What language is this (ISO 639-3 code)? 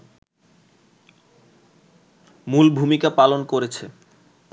ben